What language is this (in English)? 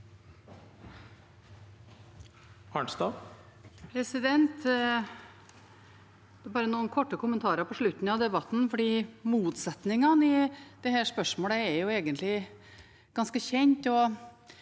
Norwegian